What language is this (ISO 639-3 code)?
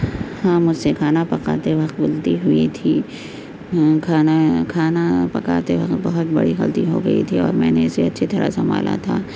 urd